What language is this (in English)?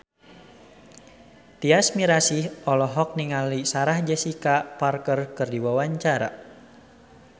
Sundanese